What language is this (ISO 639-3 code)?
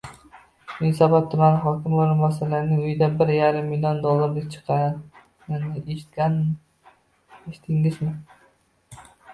uzb